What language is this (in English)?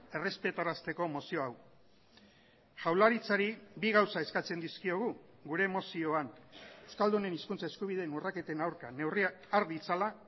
Basque